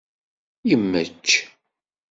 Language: Kabyle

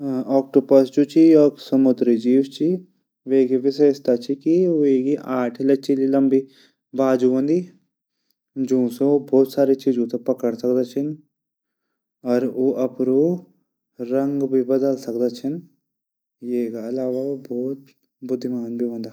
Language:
Garhwali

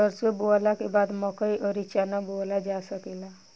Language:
Bhojpuri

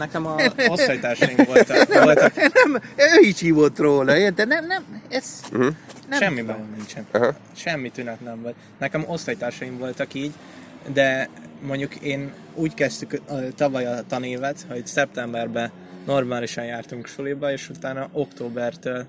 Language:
Hungarian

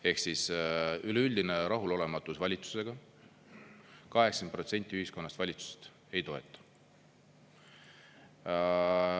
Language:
Estonian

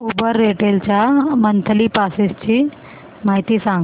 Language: Marathi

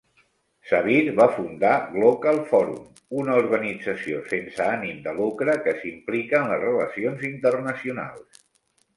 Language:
Catalan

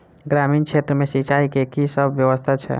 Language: Maithili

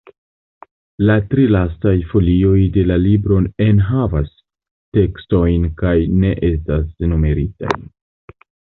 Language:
Esperanto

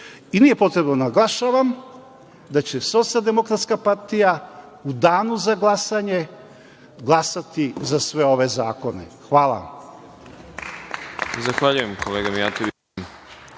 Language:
Serbian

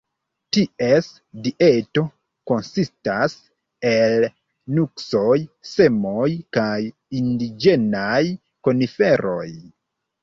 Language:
Esperanto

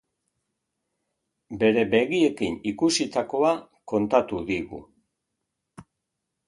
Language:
Basque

